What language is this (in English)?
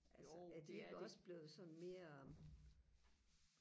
Danish